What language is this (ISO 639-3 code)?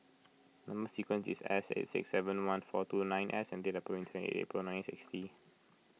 eng